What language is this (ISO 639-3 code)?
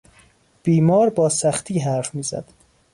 fas